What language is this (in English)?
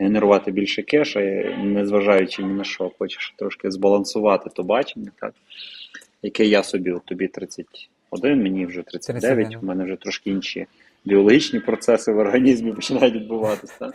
Ukrainian